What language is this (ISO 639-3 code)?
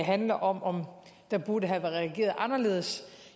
dan